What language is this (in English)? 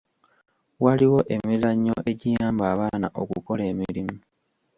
Ganda